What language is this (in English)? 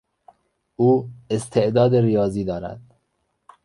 Persian